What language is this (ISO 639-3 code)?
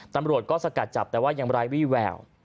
tha